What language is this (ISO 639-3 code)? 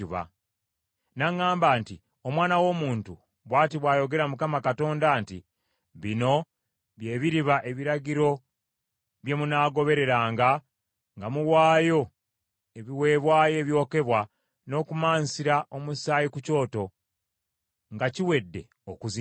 lug